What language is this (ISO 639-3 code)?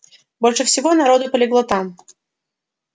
rus